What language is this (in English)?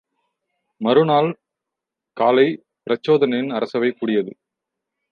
Tamil